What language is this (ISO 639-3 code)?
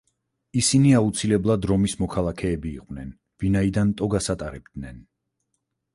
kat